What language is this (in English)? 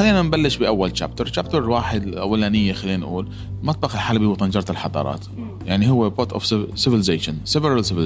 Arabic